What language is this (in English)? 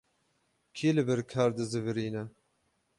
Kurdish